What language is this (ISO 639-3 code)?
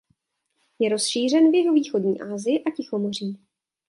ces